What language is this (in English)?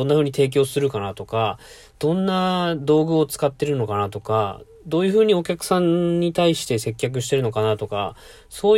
Japanese